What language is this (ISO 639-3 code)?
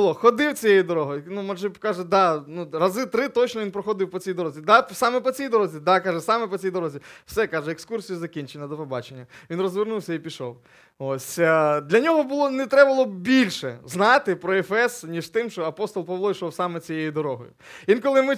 ukr